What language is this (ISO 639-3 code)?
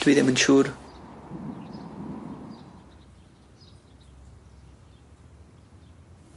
cym